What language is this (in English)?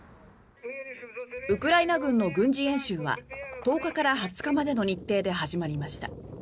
Japanese